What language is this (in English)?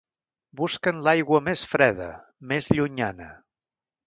Catalan